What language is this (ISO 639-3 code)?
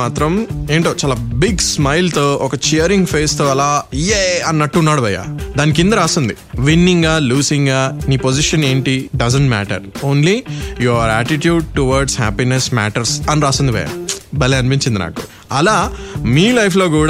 tel